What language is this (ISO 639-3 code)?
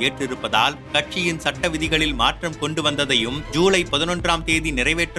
tam